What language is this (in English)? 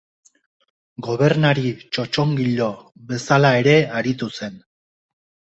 Basque